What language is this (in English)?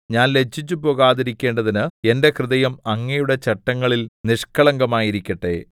Malayalam